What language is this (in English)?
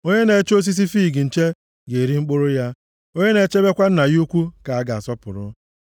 Igbo